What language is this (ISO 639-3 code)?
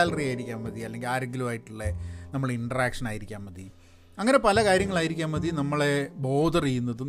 mal